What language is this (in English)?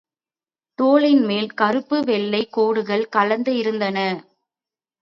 Tamil